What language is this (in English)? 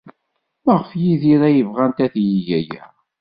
Kabyle